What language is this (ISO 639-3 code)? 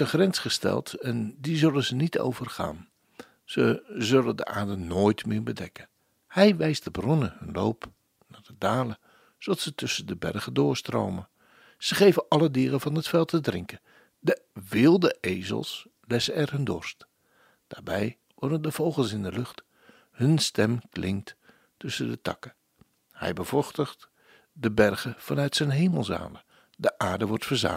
nld